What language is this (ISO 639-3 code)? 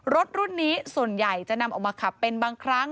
tha